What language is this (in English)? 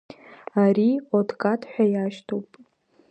Abkhazian